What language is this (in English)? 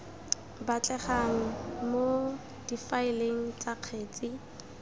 Tswana